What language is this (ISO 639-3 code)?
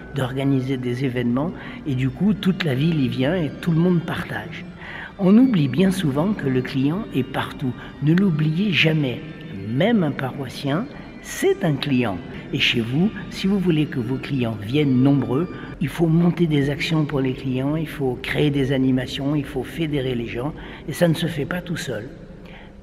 fra